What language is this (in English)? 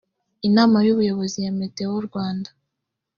Kinyarwanda